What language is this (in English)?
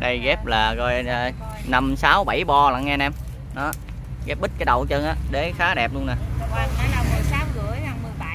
Vietnamese